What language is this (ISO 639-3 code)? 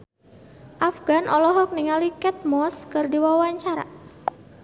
sun